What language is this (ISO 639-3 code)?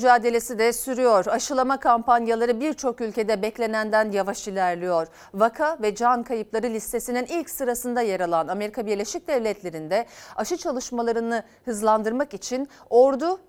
tur